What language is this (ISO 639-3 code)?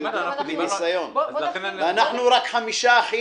heb